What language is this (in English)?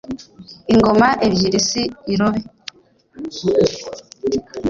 Kinyarwanda